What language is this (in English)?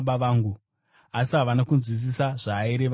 Shona